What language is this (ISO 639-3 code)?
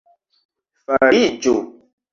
epo